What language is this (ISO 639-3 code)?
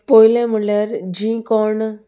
kok